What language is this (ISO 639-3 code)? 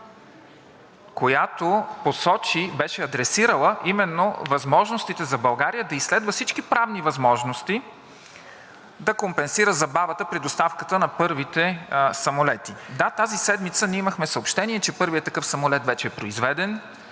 bul